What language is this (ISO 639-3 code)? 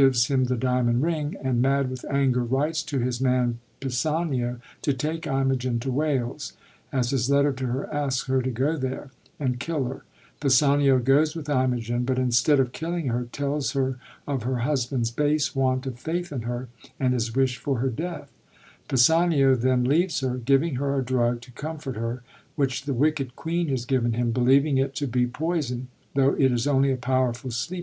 eng